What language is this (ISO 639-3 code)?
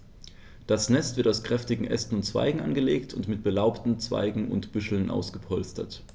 deu